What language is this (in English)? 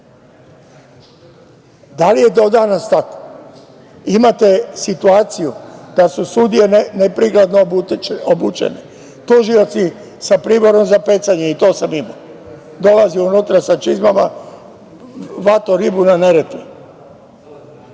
Serbian